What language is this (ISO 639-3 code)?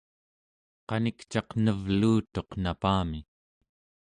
esu